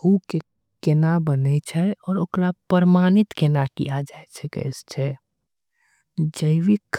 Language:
Angika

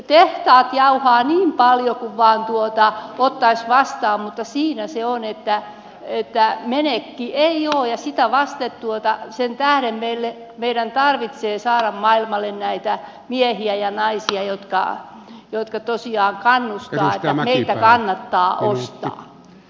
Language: Finnish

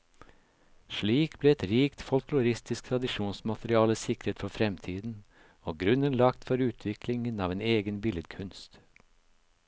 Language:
Norwegian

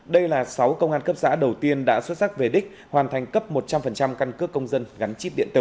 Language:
Vietnamese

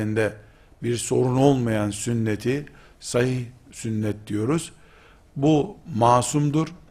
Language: Turkish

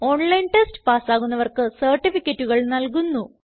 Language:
Malayalam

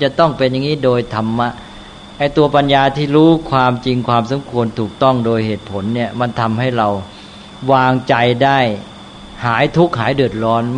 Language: Thai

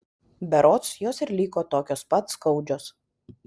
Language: Lithuanian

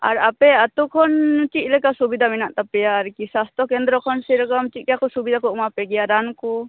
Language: Santali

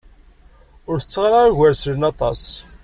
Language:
Kabyle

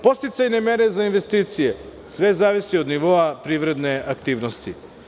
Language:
Serbian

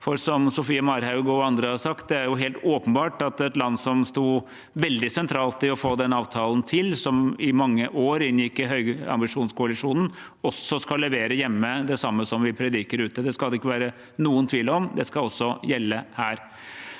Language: Norwegian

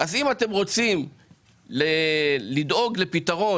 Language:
Hebrew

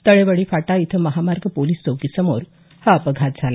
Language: Marathi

